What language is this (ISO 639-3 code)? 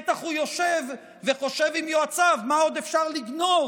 heb